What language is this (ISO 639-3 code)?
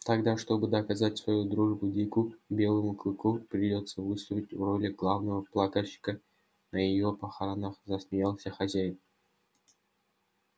rus